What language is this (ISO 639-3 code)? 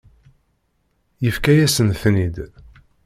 kab